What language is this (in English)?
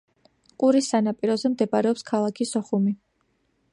Georgian